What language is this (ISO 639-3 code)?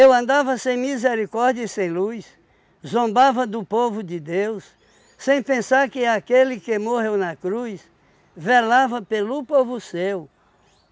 por